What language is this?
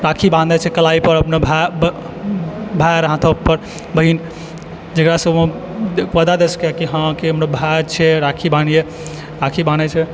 Maithili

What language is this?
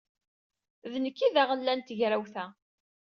Kabyle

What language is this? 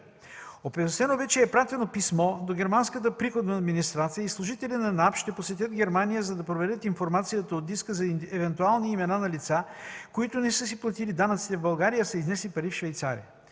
Bulgarian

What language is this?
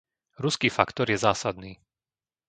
Slovak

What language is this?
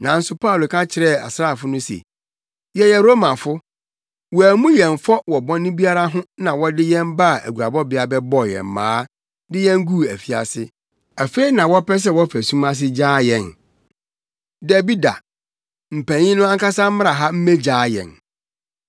Akan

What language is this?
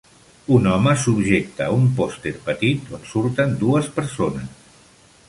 Catalan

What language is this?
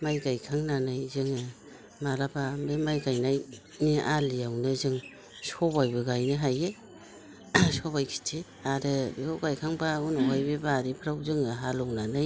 Bodo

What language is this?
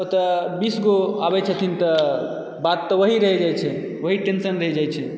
Maithili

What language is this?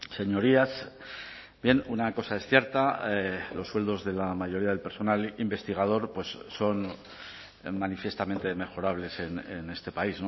Spanish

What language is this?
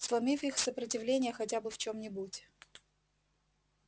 Russian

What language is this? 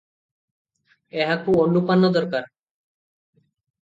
Odia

